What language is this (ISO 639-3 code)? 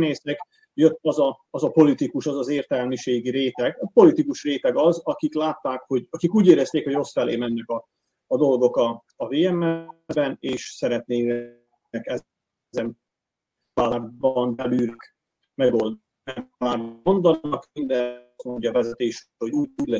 hun